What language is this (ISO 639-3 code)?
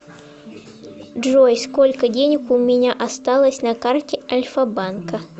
rus